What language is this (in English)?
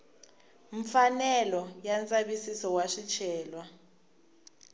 Tsonga